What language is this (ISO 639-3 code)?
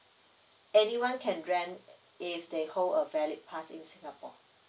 eng